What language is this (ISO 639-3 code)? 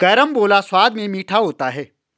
hin